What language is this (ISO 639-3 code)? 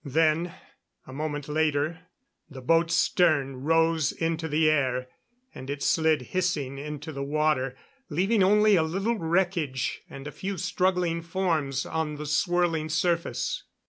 eng